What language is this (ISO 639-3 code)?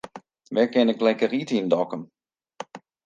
fry